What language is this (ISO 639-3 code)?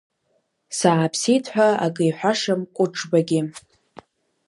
abk